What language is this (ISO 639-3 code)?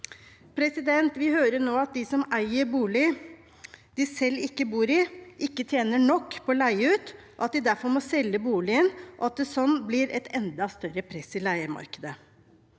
nor